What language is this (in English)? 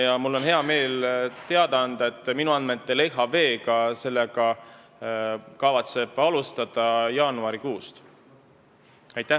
Estonian